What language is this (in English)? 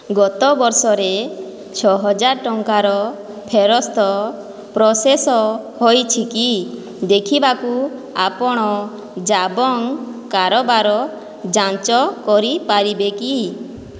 Odia